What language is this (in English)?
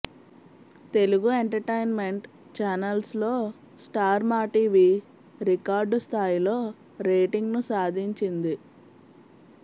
Telugu